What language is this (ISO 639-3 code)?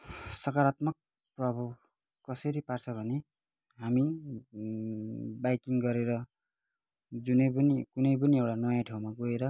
nep